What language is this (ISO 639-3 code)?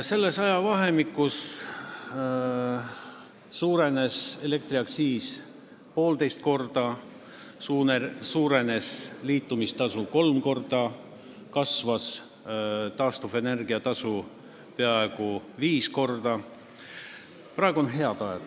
est